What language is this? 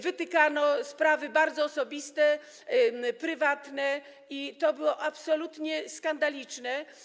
Polish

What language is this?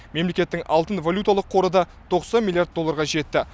Kazakh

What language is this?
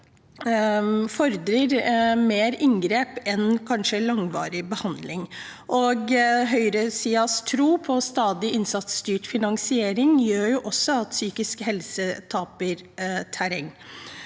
Norwegian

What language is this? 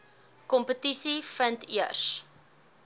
Afrikaans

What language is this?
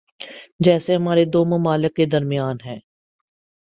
Urdu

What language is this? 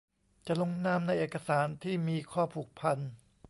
Thai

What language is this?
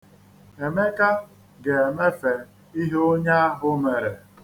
Igbo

